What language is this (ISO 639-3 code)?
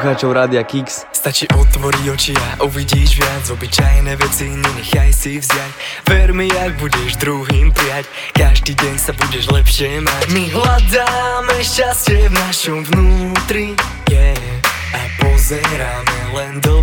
slk